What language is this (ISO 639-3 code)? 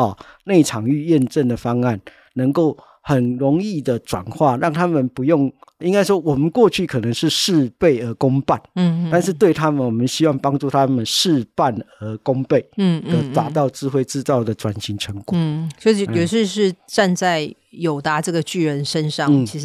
zho